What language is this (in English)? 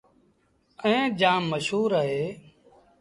Sindhi Bhil